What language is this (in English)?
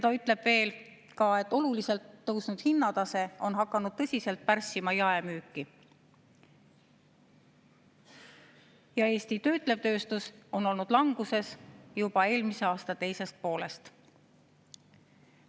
Estonian